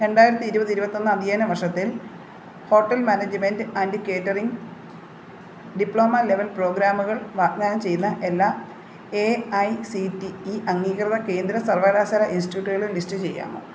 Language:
Malayalam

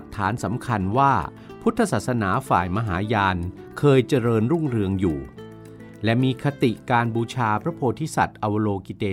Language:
Thai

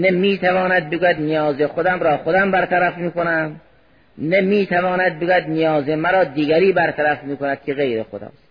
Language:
Persian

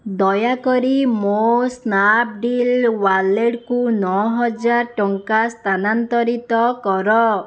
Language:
Odia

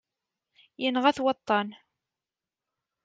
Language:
Kabyle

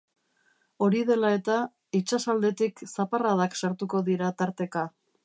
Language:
Basque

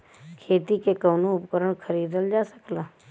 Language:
Bhojpuri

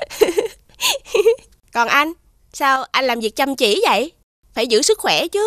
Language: Vietnamese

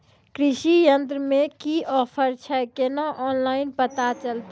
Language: Maithili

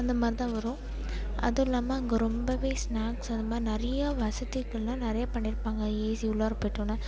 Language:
Tamil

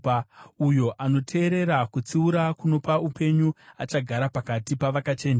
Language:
Shona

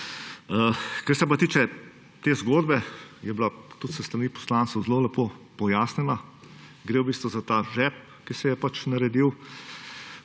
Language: Slovenian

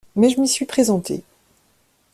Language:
French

